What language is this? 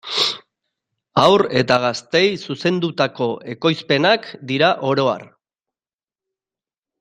Basque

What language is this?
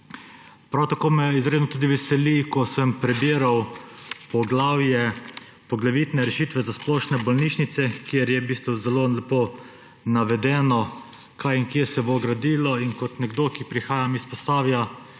Slovenian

